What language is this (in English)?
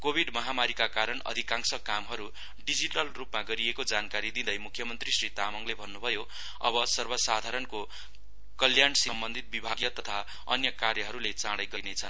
Nepali